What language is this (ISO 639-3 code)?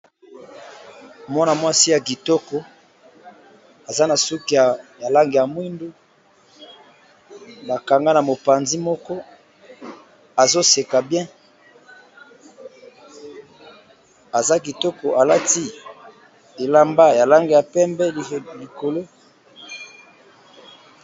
lin